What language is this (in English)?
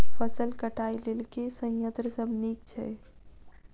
Maithili